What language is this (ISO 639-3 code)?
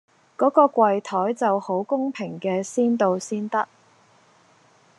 yue